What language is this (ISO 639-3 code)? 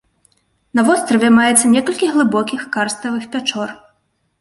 bel